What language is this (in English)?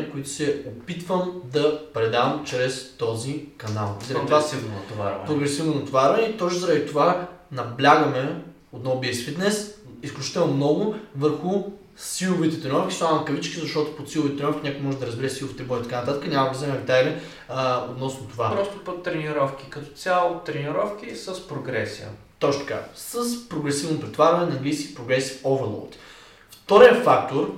Bulgarian